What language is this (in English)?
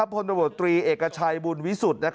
Thai